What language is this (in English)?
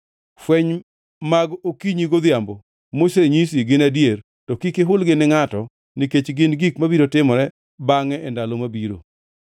Luo (Kenya and Tanzania)